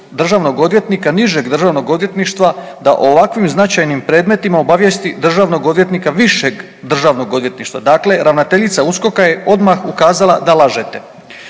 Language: Croatian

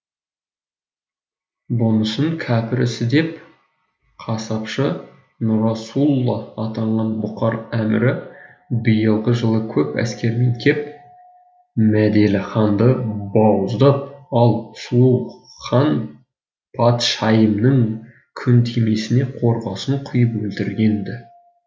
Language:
Kazakh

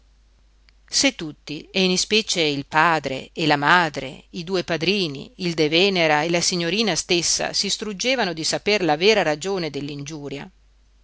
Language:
Italian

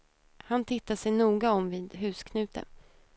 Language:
Swedish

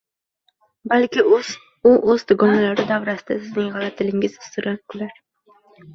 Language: Uzbek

